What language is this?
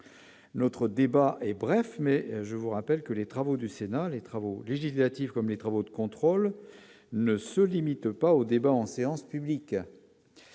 French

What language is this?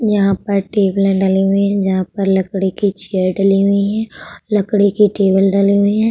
Hindi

